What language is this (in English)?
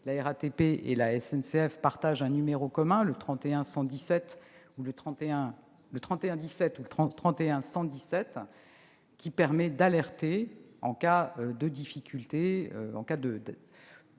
French